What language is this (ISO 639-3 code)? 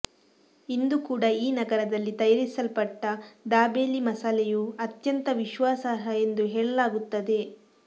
kan